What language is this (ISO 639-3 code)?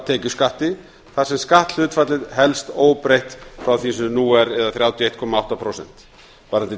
isl